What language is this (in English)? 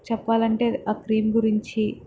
Telugu